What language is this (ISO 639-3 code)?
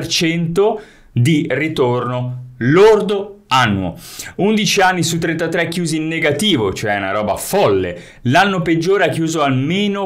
ita